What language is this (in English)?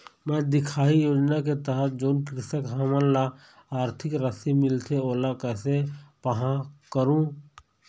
Chhattisgarhi